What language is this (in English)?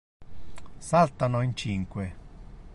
Italian